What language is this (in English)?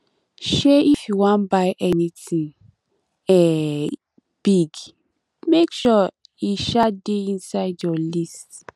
Nigerian Pidgin